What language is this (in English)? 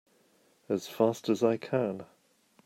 English